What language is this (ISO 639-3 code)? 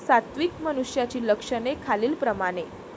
mar